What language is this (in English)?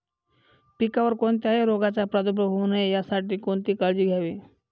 Marathi